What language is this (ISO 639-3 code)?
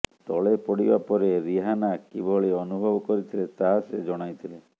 ori